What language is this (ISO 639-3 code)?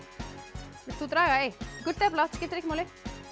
isl